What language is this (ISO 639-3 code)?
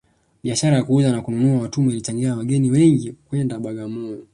swa